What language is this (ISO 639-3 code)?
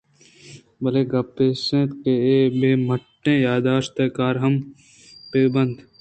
bgp